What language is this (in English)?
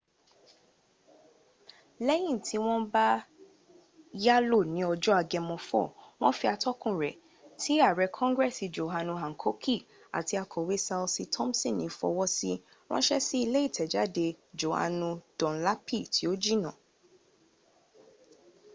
Yoruba